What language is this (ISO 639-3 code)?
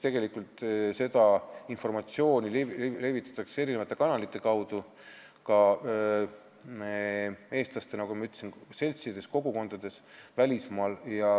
est